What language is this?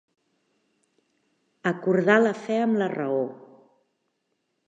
Catalan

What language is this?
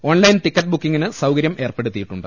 Malayalam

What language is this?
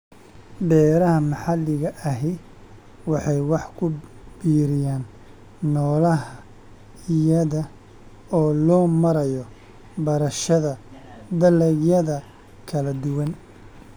Somali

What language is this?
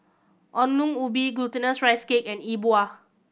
English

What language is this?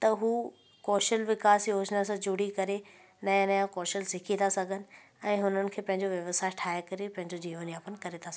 Sindhi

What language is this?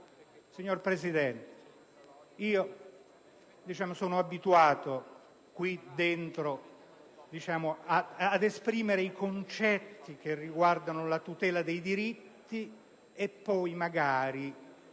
Italian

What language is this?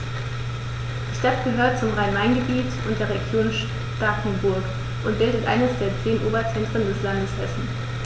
German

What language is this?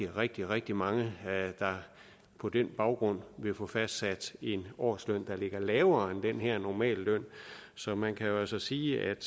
Danish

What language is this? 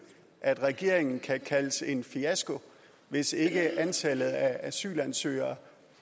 Danish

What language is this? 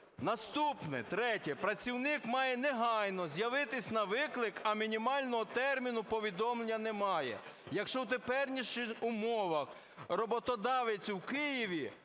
Ukrainian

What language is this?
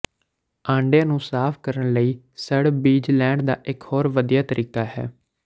Punjabi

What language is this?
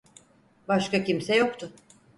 Turkish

